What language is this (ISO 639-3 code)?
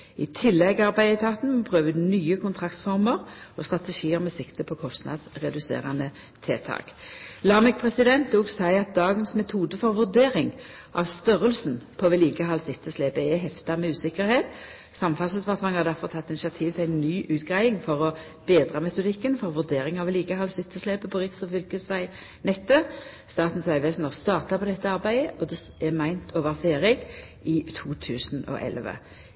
nno